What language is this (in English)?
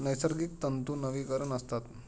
Marathi